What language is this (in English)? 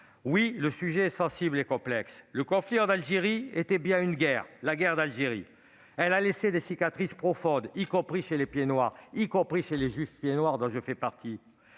French